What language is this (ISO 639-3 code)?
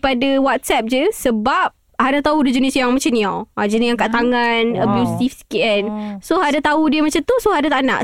msa